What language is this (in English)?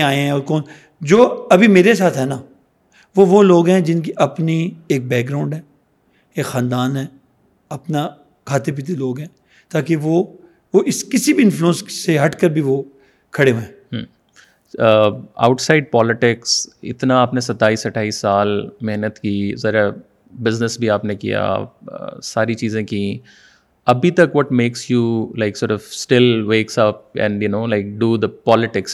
Urdu